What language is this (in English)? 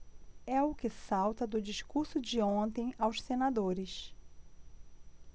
Portuguese